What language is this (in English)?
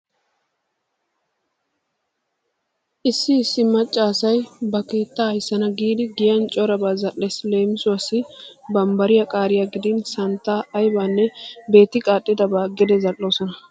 Wolaytta